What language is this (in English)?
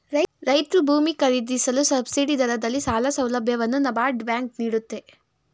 Kannada